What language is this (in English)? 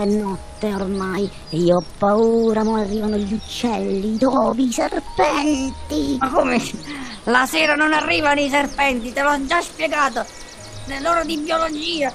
Italian